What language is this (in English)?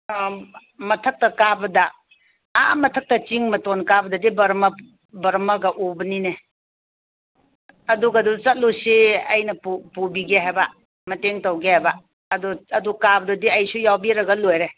Manipuri